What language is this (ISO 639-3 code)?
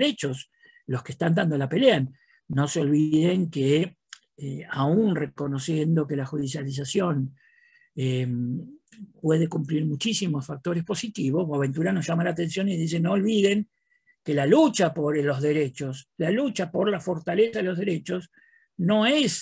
spa